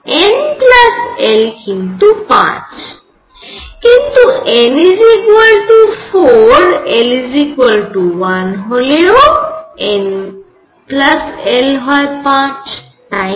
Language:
Bangla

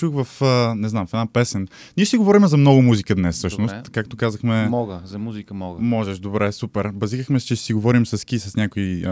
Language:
Bulgarian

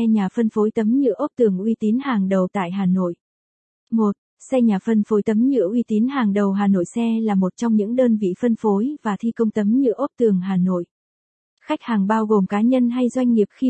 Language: Vietnamese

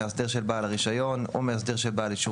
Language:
Hebrew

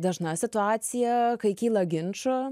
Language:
Lithuanian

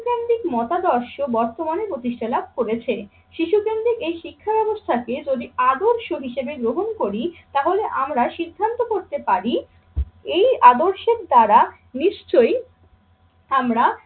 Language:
Bangla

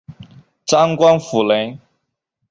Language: Chinese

